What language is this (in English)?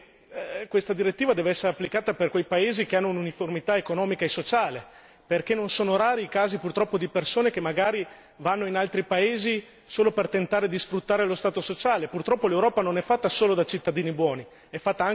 Italian